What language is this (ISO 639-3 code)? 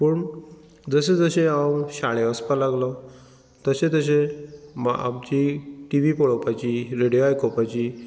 kok